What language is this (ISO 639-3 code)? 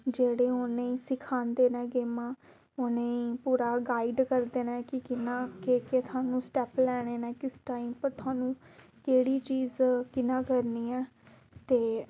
doi